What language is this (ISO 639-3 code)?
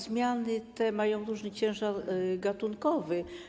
pol